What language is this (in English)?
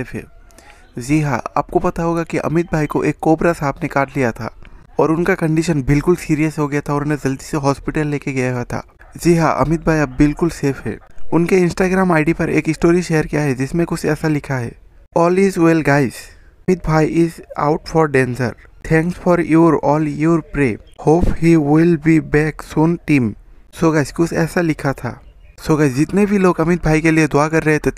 Hindi